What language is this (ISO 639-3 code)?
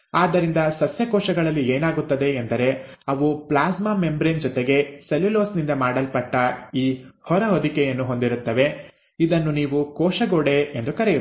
kan